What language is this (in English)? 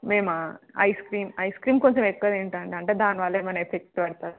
Telugu